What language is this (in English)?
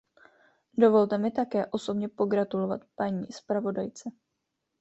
Czech